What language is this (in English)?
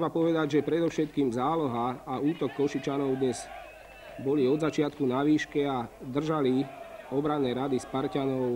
Slovak